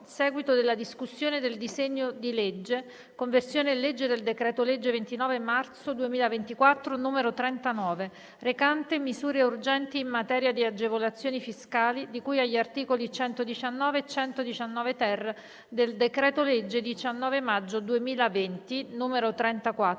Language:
Italian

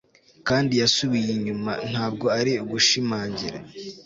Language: Kinyarwanda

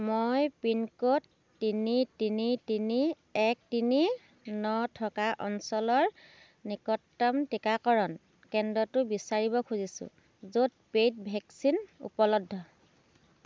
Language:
Assamese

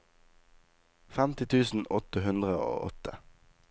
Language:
Norwegian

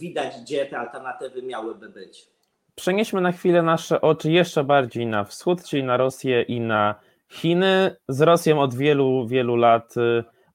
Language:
Polish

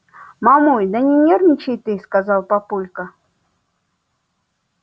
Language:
Russian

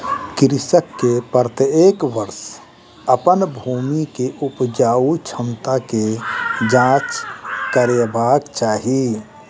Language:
Maithili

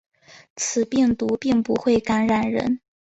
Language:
Chinese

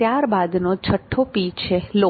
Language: Gujarati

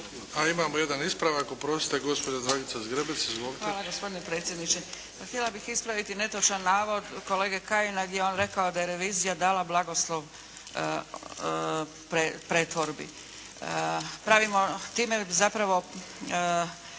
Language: Croatian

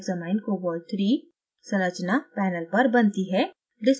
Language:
Hindi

